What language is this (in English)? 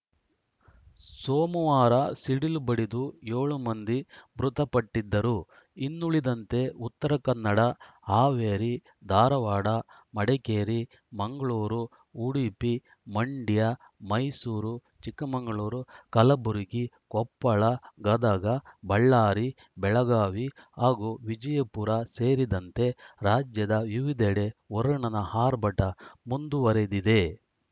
Kannada